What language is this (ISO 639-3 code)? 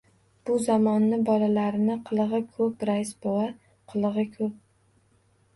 uzb